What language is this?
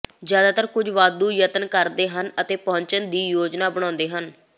Punjabi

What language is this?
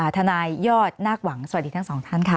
Thai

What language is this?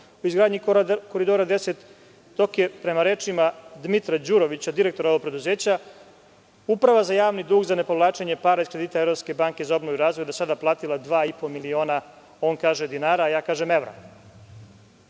Serbian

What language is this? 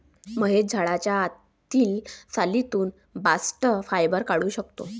Marathi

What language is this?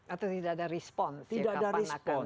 Indonesian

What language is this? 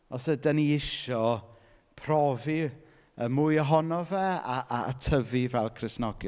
Welsh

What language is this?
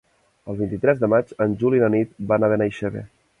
Catalan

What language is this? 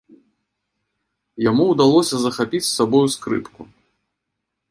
Belarusian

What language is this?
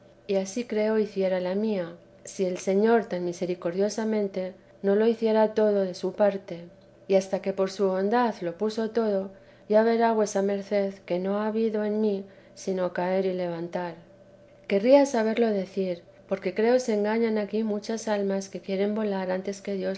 Spanish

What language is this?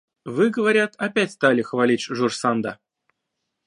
Russian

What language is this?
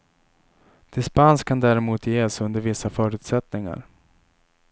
Swedish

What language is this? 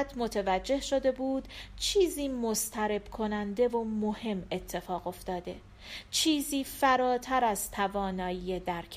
Persian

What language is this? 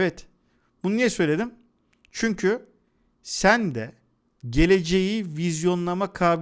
Turkish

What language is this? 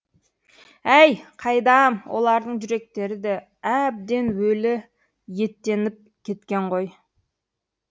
Kazakh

